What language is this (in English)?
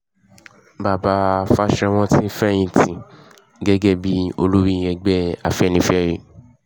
Yoruba